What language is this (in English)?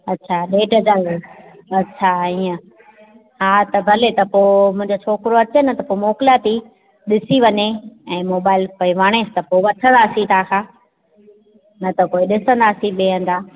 Sindhi